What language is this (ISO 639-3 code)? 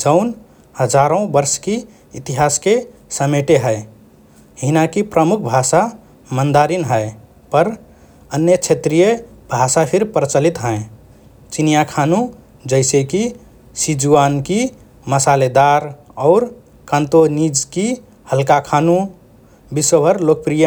thr